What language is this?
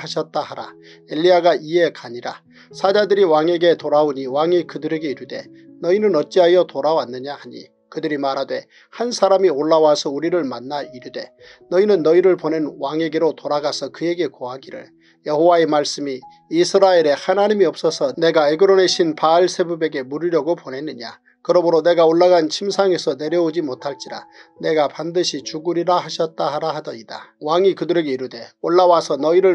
Korean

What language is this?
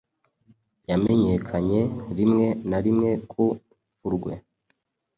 Kinyarwanda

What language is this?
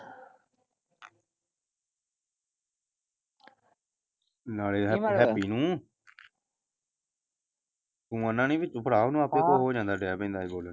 Punjabi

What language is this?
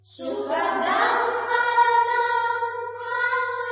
Odia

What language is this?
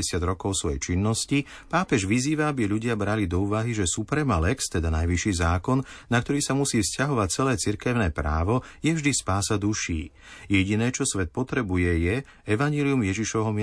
Slovak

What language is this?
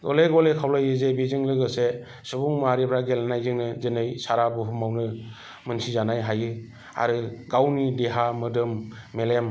Bodo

